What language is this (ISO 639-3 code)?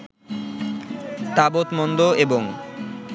ben